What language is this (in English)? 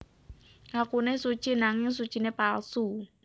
Javanese